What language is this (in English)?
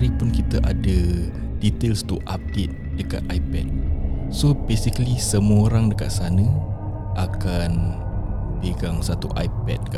Malay